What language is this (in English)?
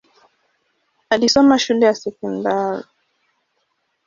Swahili